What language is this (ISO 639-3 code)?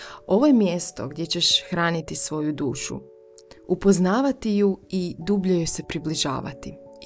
hrv